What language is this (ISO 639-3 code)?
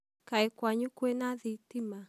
kik